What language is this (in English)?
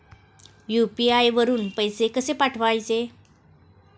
Marathi